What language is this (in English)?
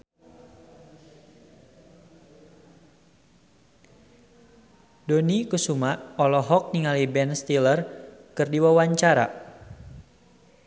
Sundanese